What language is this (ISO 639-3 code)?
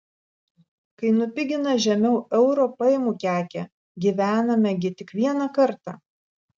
lit